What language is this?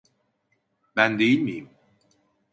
Turkish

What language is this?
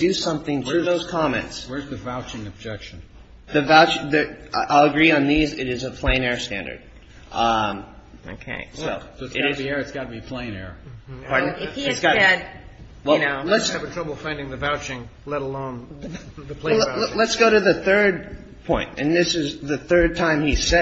English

